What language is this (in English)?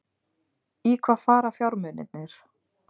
Icelandic